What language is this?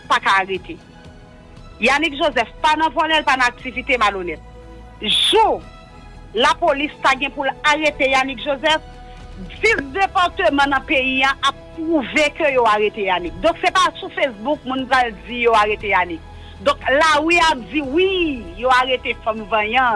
French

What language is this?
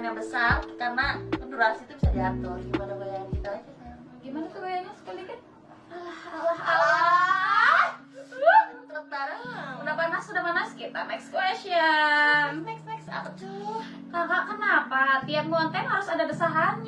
Indonesian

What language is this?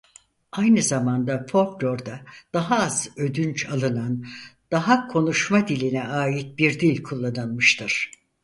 Turkish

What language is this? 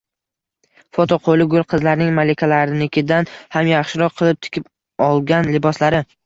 Uzbek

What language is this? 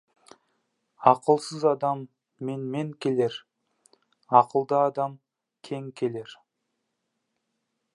Kazakh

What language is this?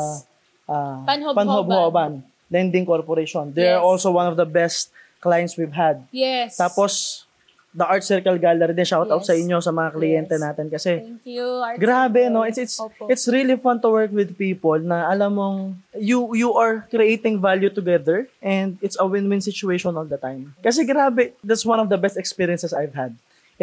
Filipino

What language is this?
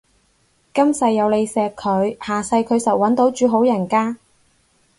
Cantonese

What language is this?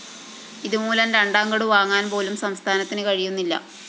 Malayalam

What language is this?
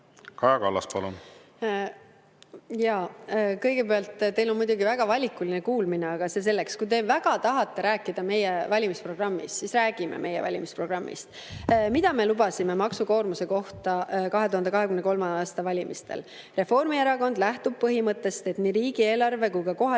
Estonian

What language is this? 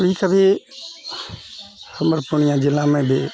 Maithili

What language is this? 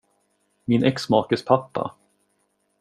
Swedish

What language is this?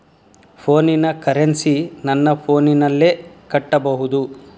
Kannada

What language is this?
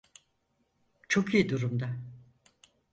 Turkish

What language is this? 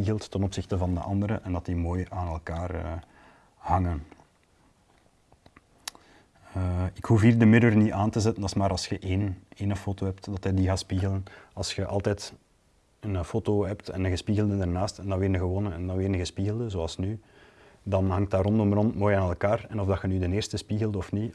Dutch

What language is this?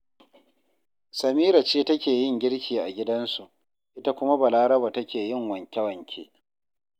Hausa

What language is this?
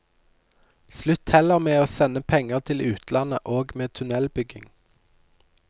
Norwegian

